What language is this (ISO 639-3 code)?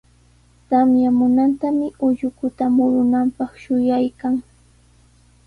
qws